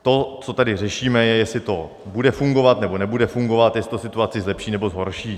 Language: Czech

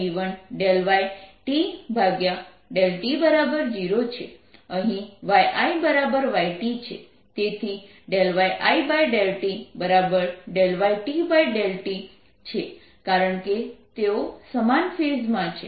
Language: Gujarati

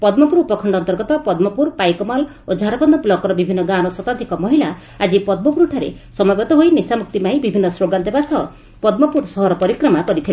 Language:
Odia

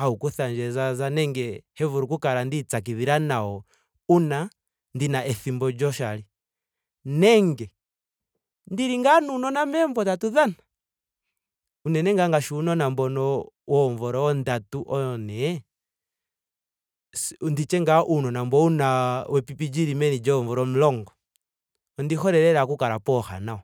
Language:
Ndonga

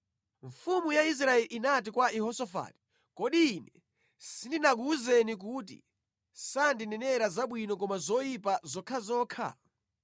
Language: Nyanja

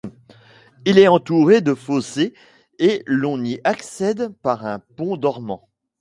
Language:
French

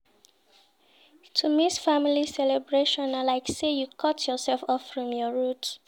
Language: Nigerian Pidgin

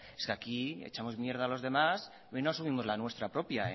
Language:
Spanish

